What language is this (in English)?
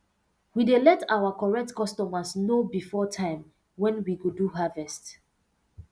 Nigerian Pidgin